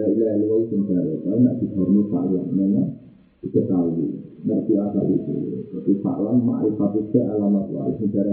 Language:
Indonesian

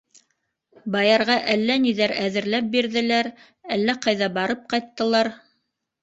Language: Bashkir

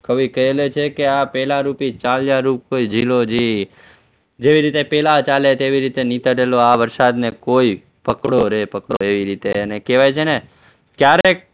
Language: Gujarati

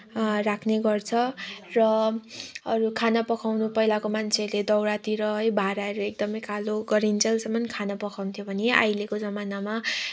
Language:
Nepali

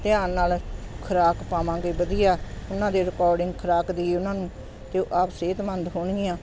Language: Punjabi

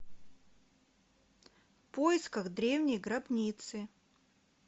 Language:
Russian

